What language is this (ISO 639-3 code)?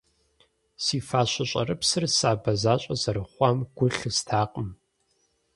kbd